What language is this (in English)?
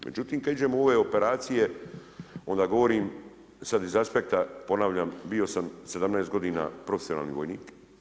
Croatian